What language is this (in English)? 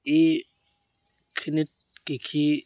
Assamese